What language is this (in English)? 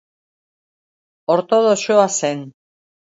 Basque